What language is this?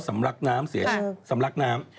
Thai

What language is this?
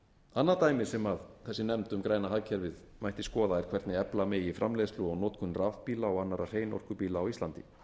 Icelandic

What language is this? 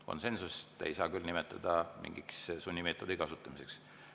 Estonian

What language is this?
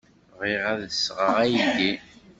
Kabyle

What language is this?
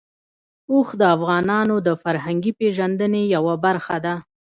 Pashto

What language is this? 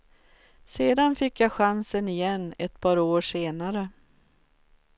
Swedish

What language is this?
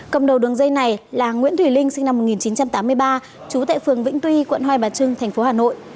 Vietnamese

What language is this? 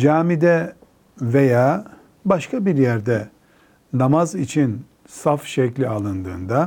Turkish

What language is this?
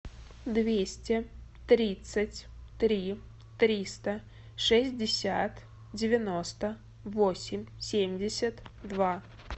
Russian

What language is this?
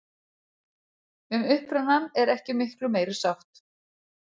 Icelandic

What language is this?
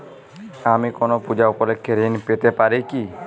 Bangla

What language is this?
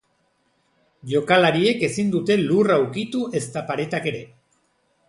Basque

